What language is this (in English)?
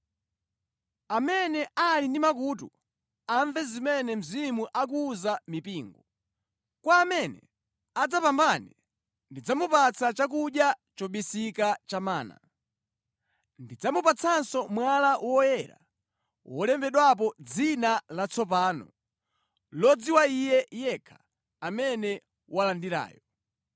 Nyanja